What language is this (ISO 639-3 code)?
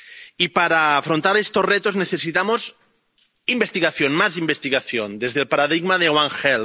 spa